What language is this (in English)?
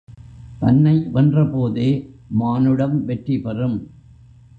Tamil